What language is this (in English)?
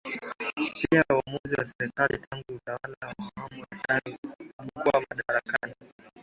Swahili